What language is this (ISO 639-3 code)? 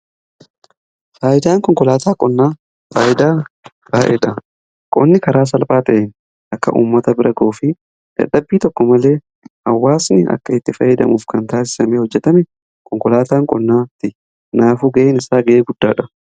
orm